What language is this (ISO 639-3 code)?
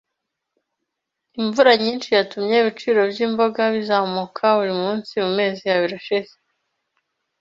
kin